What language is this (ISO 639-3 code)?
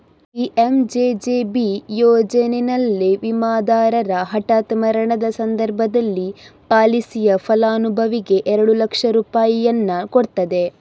kan